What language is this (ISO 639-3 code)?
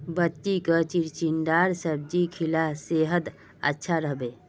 mag